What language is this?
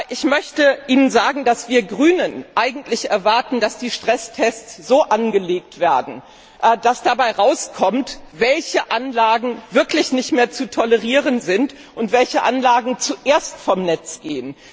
German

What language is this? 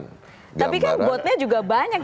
Indonesian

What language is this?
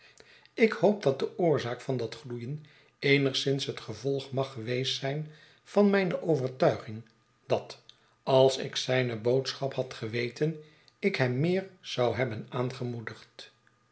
Dutch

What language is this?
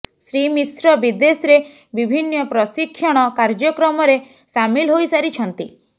Odia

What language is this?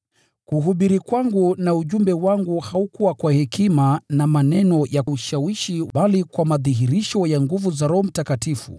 Swahili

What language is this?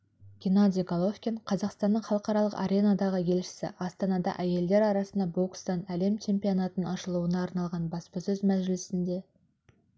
Kazakh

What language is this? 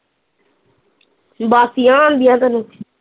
Punjabi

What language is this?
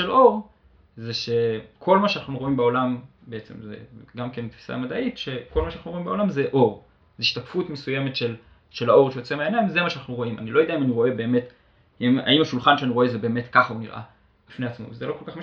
Hebrew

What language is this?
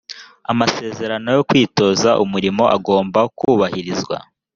Kinyarwanda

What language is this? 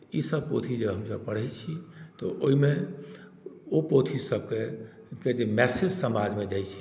Maithili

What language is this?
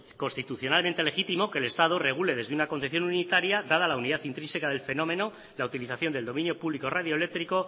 Spanish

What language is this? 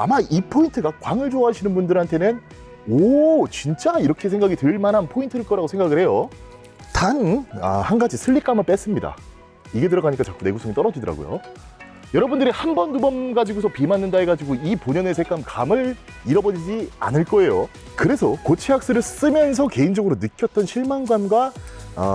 Korean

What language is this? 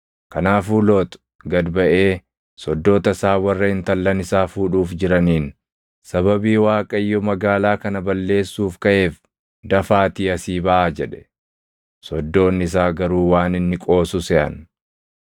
Oromo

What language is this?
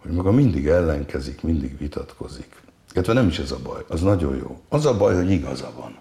Hungarian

